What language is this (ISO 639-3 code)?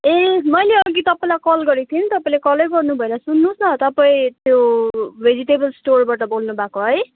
nep